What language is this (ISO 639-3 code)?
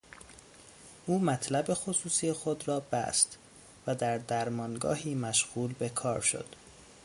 fas